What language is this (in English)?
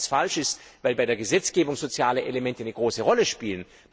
German